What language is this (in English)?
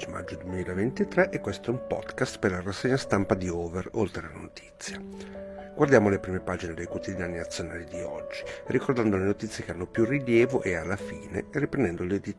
Italian